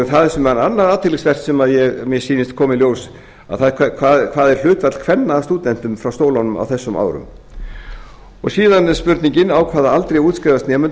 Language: Icelandic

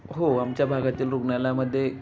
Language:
Marathi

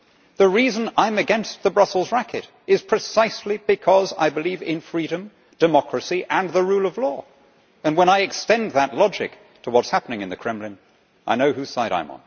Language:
English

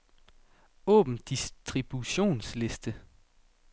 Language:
Danish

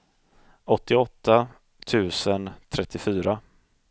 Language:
Swedish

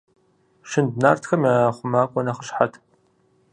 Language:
Kabardian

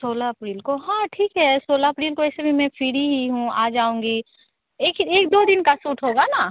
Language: Hindi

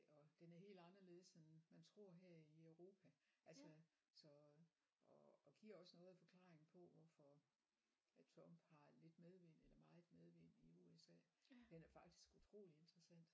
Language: Danish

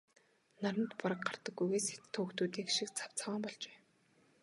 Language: Mongolian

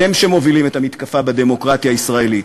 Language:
Hebrew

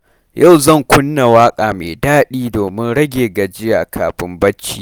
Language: Hausa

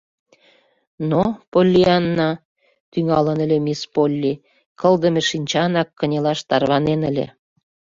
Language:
Mari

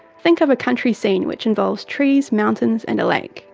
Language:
English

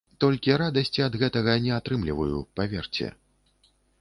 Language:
Belarusian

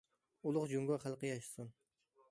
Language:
Uyghur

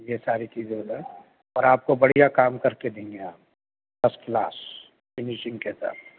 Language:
Urdu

